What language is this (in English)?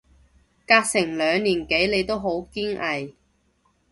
Cantonese